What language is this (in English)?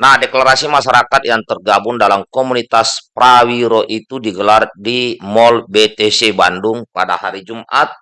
Indonesian